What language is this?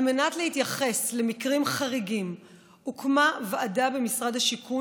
Hebrew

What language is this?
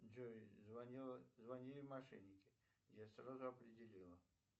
Russian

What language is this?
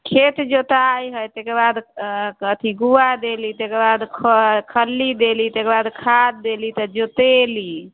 Maithili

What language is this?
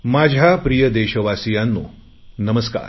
Marathi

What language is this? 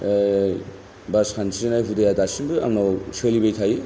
Bodo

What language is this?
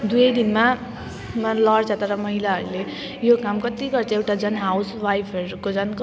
Nepali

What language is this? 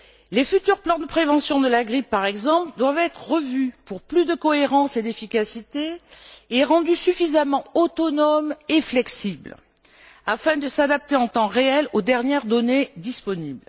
French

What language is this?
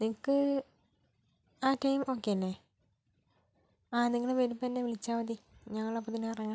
Malayalam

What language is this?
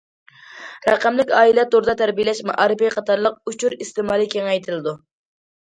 Uyghur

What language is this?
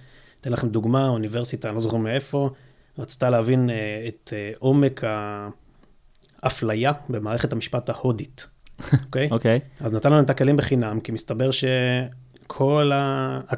Hebrew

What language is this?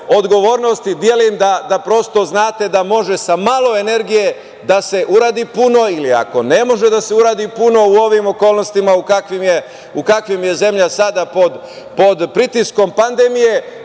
Serbian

